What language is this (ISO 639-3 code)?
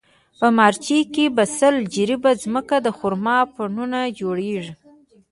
pus